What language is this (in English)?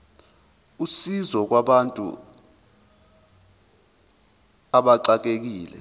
Zulu